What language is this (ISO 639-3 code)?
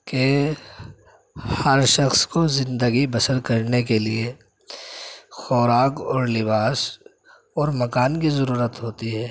urd